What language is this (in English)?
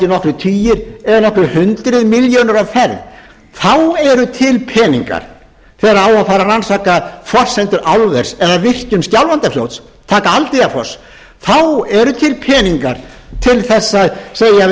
Icelandic